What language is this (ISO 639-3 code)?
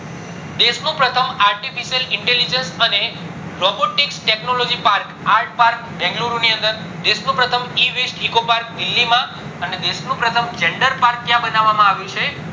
guj